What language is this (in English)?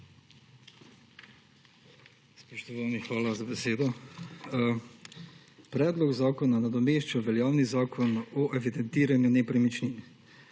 Slovenian